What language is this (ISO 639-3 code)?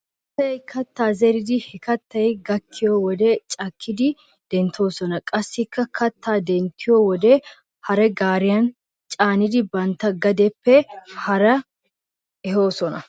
wal